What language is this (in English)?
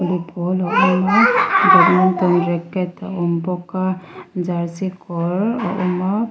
Mizo